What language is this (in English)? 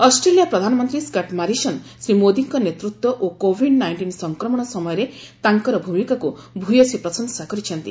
Odia